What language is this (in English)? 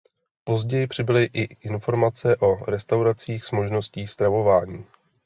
Czech